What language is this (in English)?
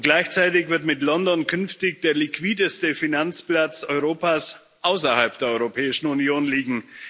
German